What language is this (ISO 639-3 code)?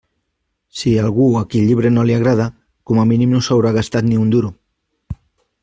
cat